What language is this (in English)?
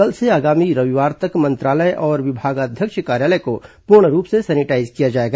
Hindi